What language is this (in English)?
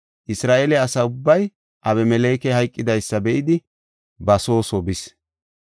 Gofa